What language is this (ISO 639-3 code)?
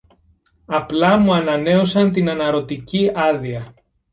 ell